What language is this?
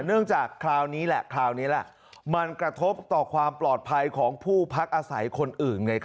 Thai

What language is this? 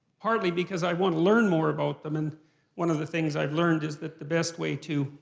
English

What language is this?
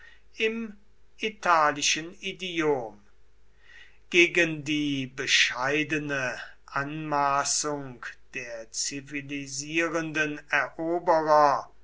German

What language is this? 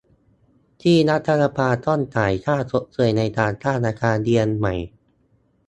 Thai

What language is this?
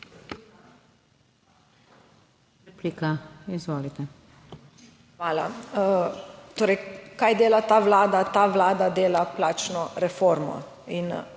Slovenian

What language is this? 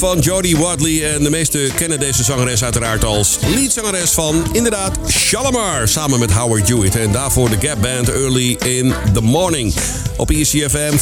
Dutch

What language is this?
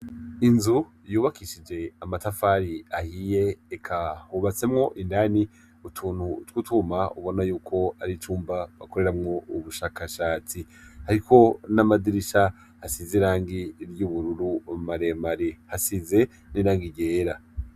Rundi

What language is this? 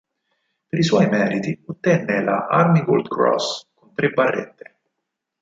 Italian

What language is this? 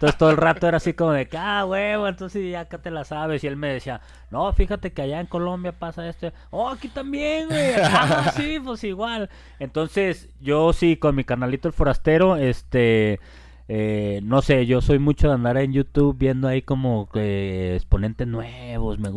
Spanish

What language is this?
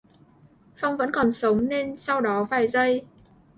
Vietnamese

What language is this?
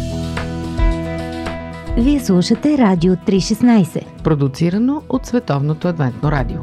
Bulgarian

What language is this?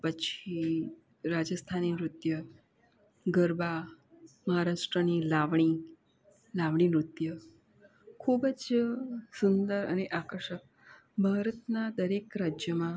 Gujarati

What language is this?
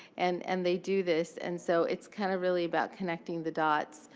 English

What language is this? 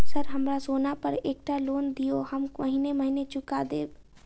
Maithili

